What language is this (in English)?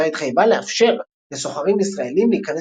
Hebrew